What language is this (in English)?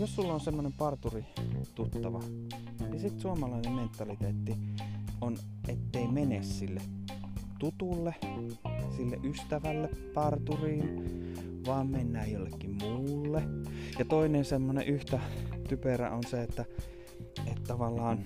Finnish